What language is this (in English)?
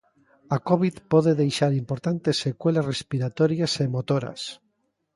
Galician